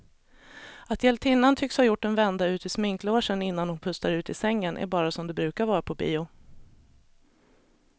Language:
Swedish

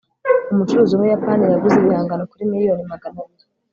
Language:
Kinyarwanda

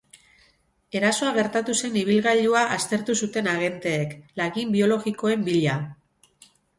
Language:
Basque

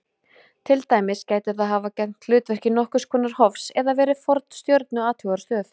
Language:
Icelandic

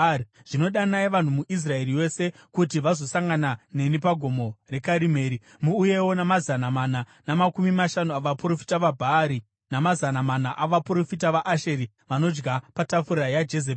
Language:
Shona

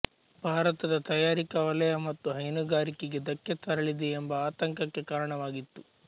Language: Kannada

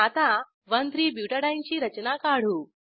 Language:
Marathi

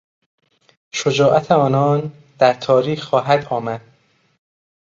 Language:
Persian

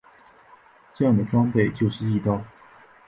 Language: Chinese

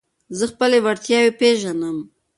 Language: Pashto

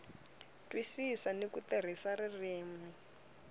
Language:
Tsonga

